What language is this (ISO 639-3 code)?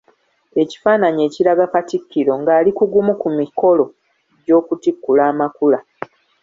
lug